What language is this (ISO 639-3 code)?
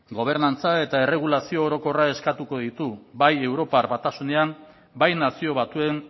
eus